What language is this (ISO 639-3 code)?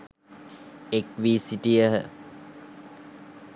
sin